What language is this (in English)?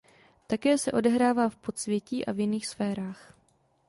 Czech